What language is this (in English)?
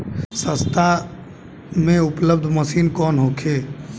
Bhojpuri